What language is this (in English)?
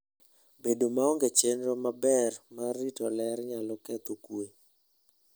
Luo (Kenya and Tanzania)